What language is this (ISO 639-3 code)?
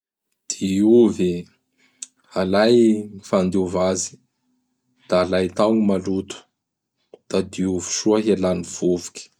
bhr